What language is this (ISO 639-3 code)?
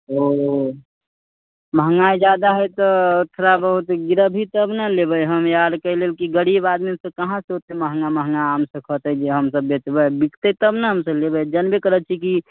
mai